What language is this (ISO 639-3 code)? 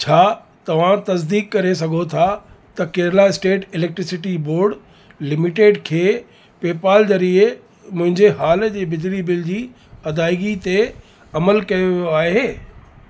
snd